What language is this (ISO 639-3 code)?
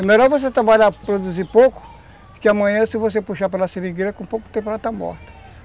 por